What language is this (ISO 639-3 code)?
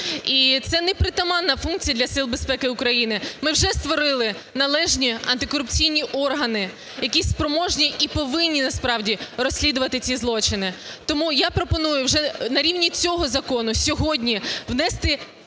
ukr